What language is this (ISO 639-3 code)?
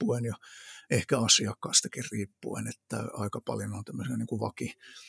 fin